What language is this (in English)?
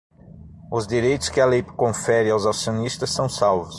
Portuguese